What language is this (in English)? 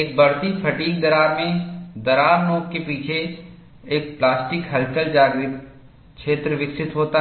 Hindi